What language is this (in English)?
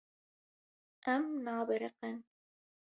Kurdish